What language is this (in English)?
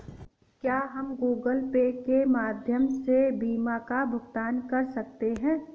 Hindi